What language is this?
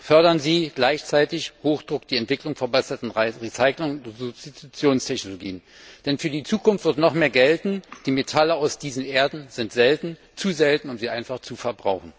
German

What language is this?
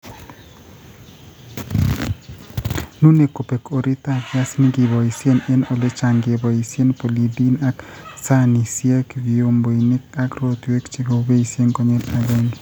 Kalenjin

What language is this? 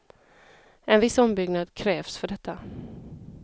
Swedish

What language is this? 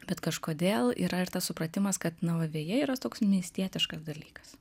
Lithuanian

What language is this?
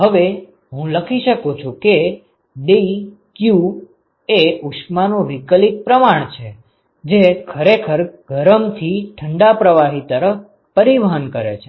Gujarati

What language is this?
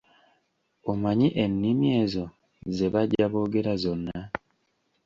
Ganda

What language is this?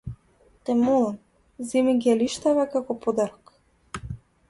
Macedonian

